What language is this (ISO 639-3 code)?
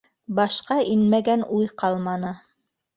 bak